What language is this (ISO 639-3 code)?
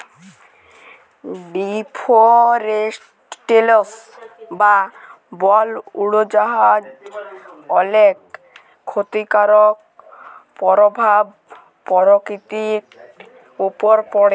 ben